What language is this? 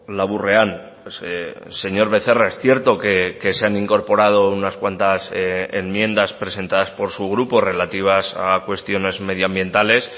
Spanish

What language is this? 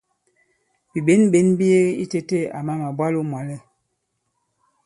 Bankon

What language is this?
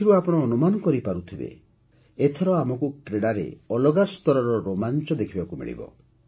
Odia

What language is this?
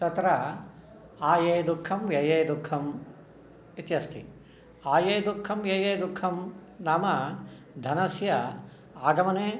Sanskrit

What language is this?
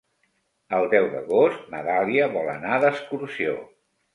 Catalan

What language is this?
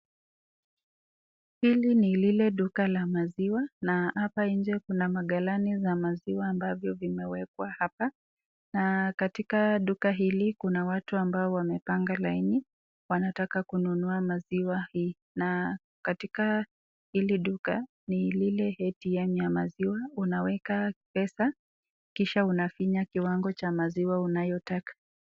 Swahili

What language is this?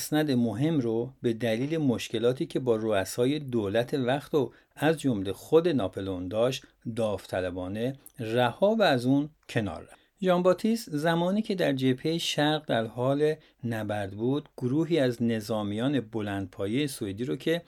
Persian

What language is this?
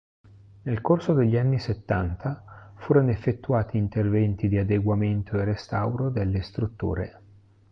Italian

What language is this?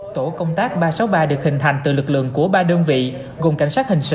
Vietnamese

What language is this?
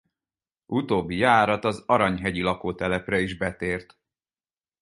Hungarian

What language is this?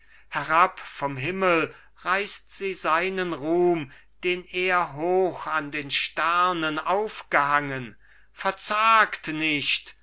German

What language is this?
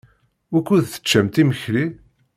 Kabyle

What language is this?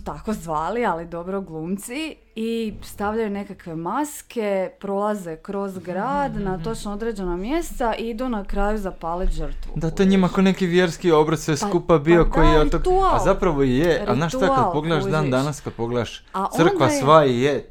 Croatian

